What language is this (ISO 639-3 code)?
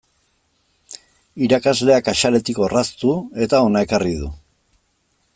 eus